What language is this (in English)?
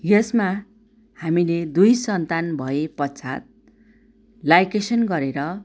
Nepali